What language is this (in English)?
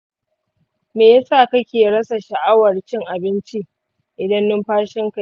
Hausa